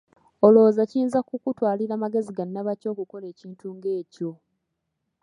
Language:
Ganda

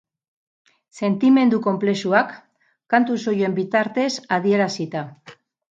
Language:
Basque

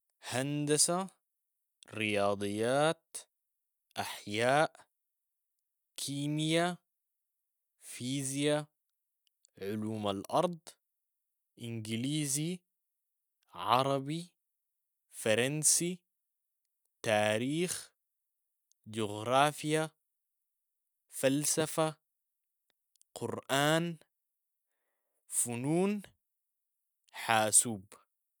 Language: Sudanese Arabic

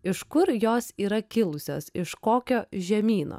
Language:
Lithuanian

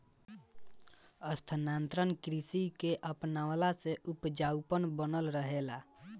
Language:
Bhojpuri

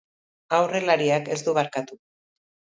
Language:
Basque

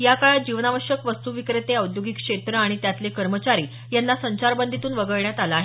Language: Marathi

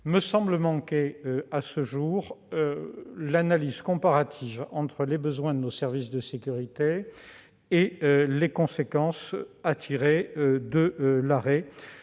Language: French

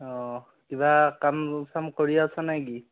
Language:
Assamese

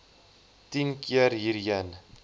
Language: Afrikaans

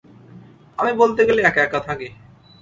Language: Bangla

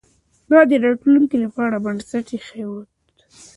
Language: Pashto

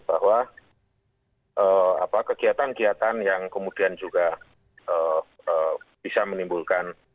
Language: Indonesian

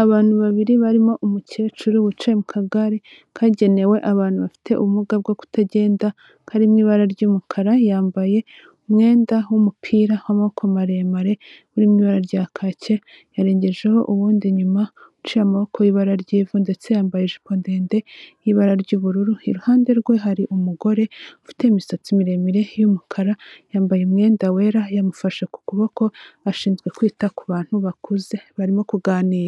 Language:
Kinyarwanda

